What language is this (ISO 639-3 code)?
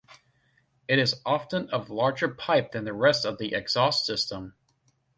eng